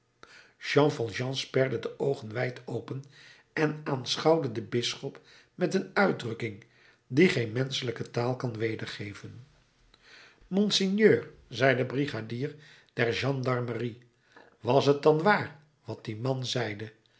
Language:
Dutch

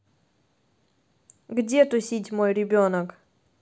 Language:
Russian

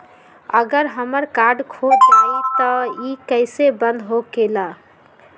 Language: Magahi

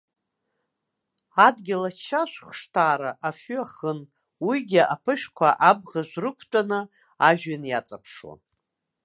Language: Abkhazian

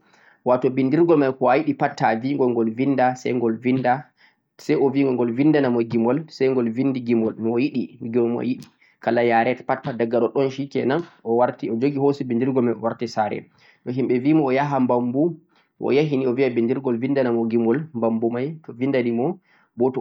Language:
Central-Eastern Niger Fulfulde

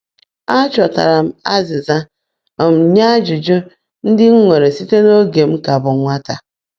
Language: Igbo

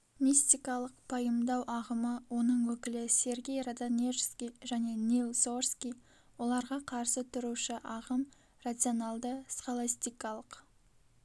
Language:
Kazakh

